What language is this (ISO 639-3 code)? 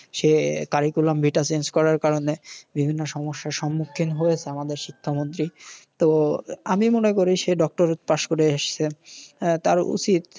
ben